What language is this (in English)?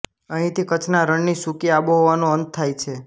Gujarati